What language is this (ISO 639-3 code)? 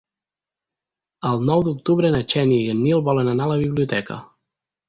cat